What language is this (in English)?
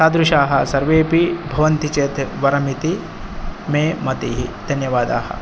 Sanskrit